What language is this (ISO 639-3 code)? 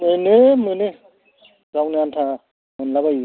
brx